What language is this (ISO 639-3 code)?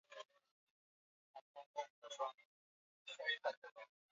swa